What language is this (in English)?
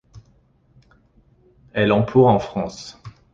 French